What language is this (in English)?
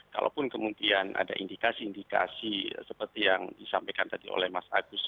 Indonesian